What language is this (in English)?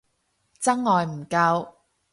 Cantonese